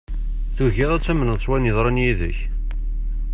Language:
Kabyle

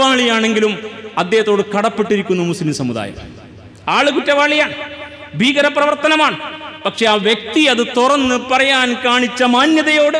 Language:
Arabic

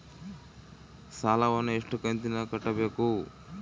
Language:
Kannada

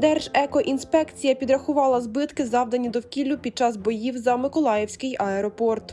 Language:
Ukrainian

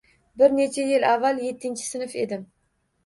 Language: Uzbek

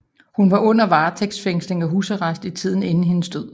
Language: Danish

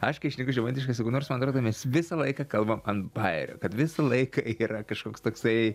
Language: Lithuanian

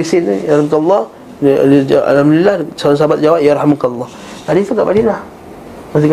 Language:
Malay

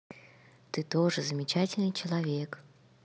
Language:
Russian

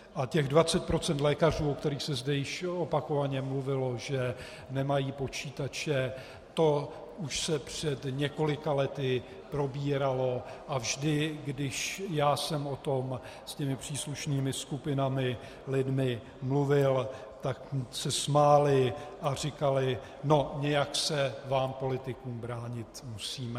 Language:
Czech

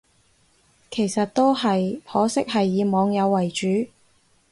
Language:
Cantonese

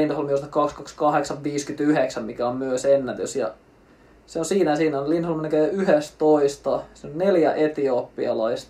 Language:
Finnish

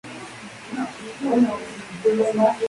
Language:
Spanish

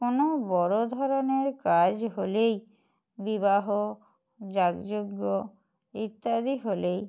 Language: Bangla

